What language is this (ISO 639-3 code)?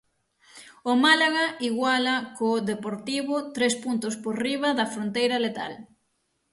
glg